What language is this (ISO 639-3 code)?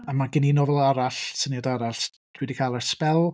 cym